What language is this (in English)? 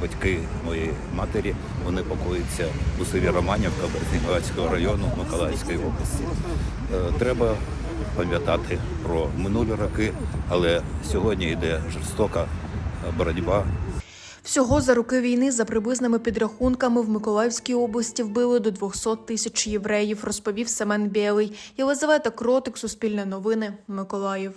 Ukrainian